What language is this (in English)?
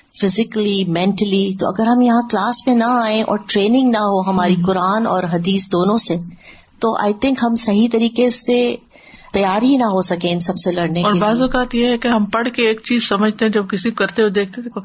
Urdu